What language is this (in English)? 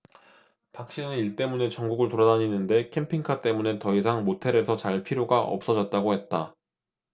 Korean